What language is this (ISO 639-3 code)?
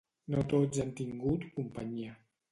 cat